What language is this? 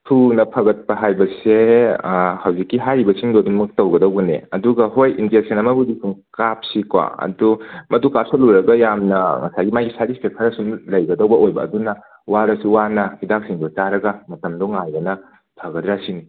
Manipuri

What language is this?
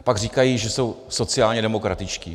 Czech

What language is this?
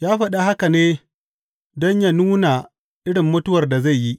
Hausa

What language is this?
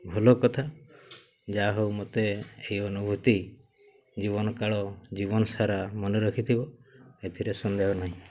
Odia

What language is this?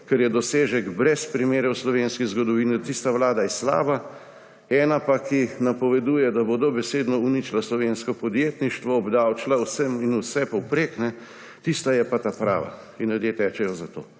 Slovenian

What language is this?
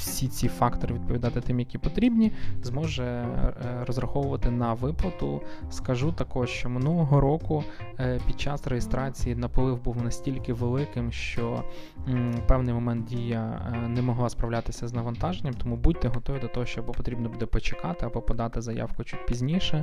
Ukrainian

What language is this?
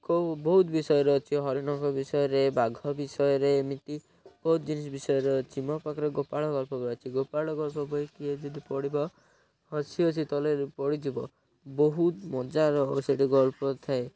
Odia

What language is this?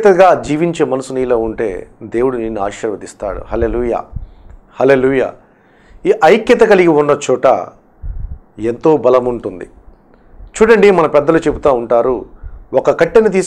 English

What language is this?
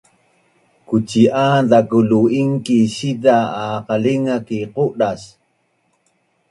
Bunun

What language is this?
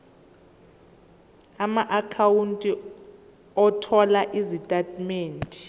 Zulu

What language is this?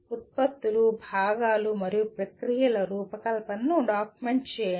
Telugu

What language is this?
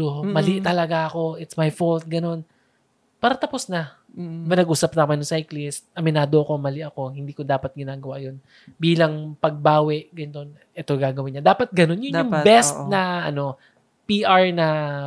Filipino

